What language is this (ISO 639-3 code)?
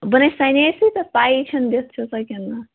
kas